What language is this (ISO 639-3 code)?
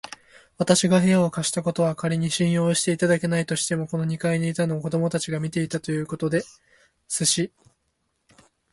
jpn